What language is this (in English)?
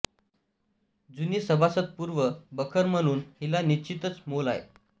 Marathi